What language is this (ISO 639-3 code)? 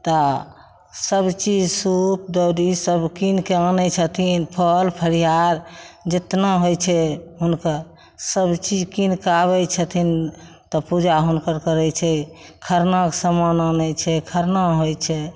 mai